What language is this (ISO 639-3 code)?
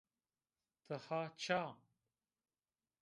zza